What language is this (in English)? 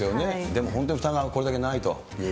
Japanese